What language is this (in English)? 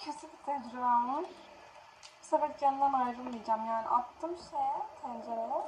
Turkish